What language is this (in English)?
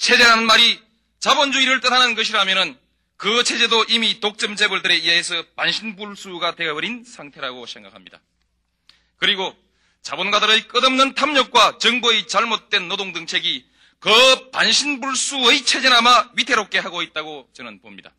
Korean